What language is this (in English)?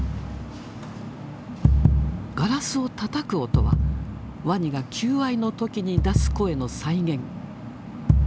Japanese